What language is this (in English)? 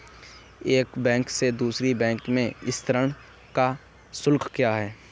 Hindi